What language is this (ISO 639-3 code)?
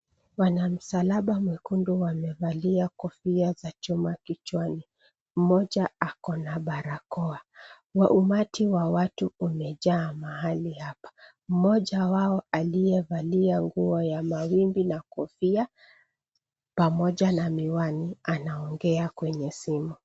swa